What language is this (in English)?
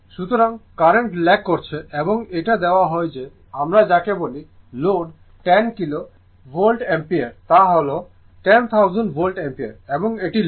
Bangla